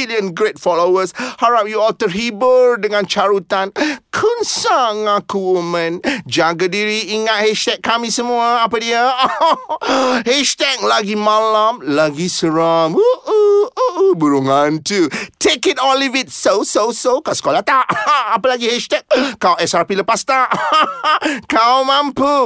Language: Malay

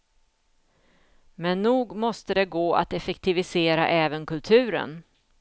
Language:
Swedish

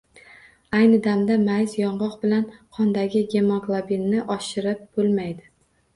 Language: Uzbek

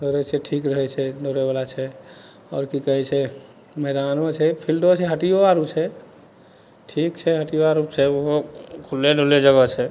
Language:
Maithili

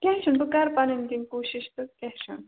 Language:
Kashmiri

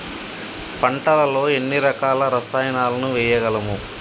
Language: Telugu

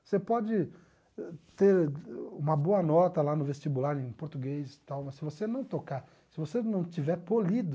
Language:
Portuguese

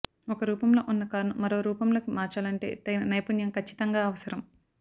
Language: Telugu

